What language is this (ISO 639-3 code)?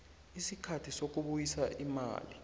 nbl